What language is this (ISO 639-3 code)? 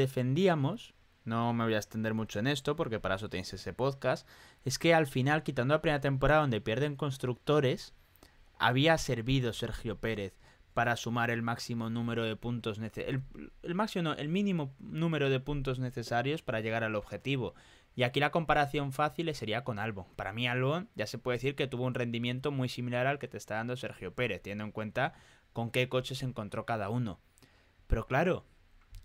spa